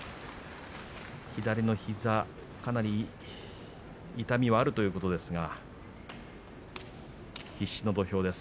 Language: Japanese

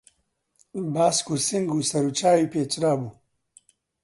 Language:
Central Kurdish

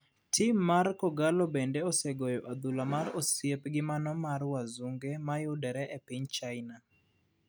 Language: Luo (Kenya and Tanzania)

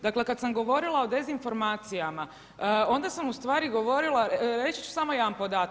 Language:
Croatian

